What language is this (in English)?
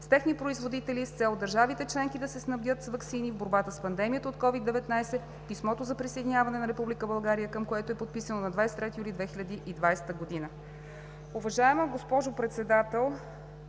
Bulgarian